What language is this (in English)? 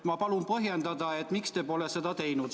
Estonian